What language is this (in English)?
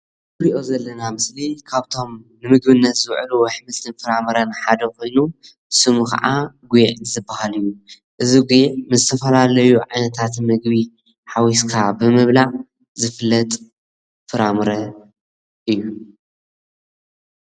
Tigrinya